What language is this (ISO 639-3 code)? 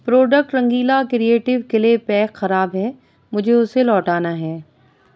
urd